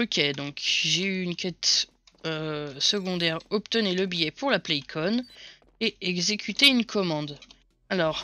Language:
French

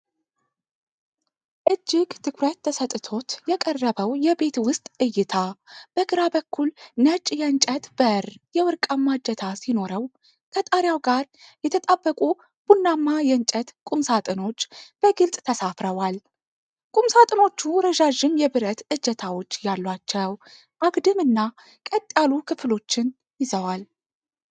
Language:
Amharic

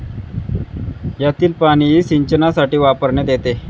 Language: Marathi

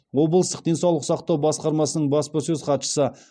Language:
Kazakh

